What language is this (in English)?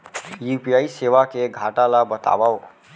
Chhattisgarhi